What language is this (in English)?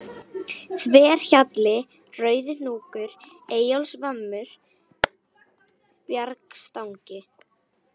Icelandic